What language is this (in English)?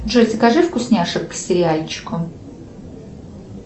Russian